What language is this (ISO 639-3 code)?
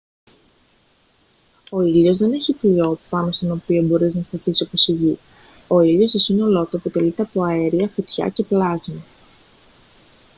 ell